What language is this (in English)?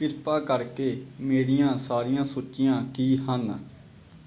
Punjabi